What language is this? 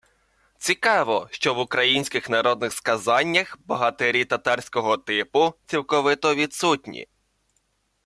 Ukrainian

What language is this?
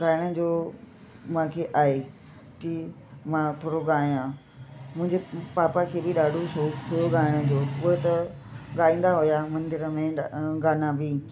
Sindhi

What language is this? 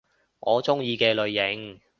Cantonese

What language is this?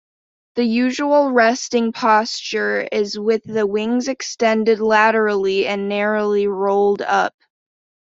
English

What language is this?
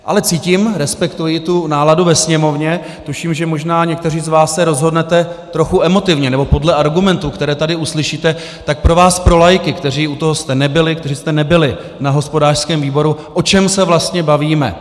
Czech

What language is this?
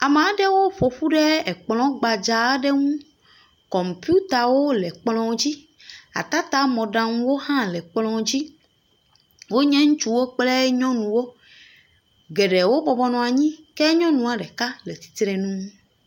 Ewe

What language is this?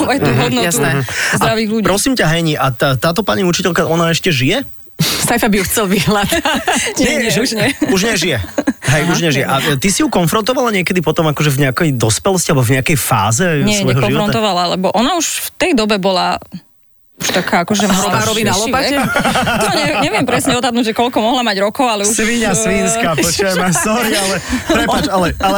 Slovak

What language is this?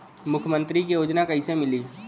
Bhojpuri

